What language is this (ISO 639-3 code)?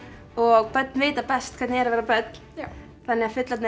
isl